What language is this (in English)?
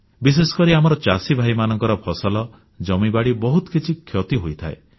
Odia